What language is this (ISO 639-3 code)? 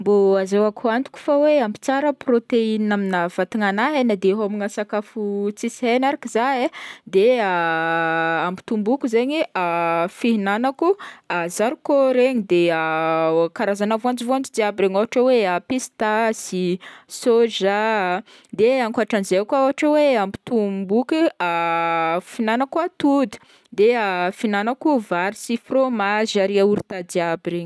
bmm